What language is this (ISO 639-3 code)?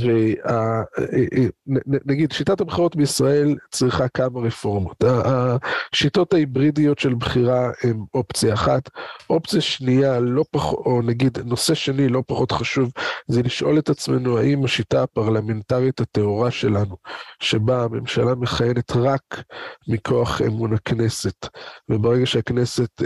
heb